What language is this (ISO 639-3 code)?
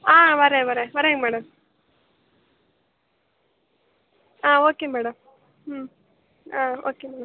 tam